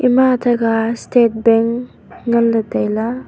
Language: Wancho Naga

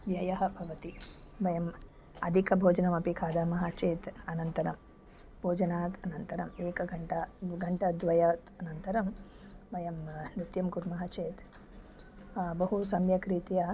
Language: Sanskrit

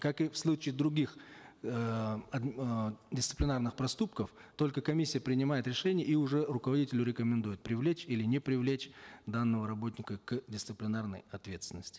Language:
Kazakh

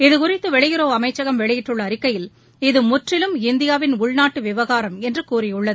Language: Tamil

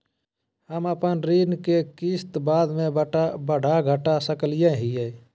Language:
Magahi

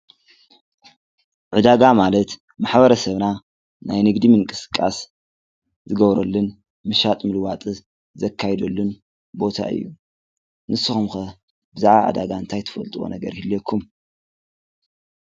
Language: Tigrinya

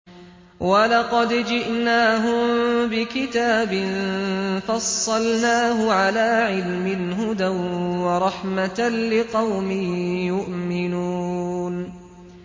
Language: Arabic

